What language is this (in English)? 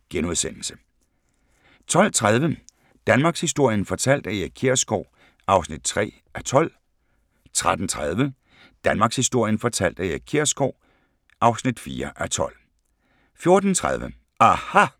Danish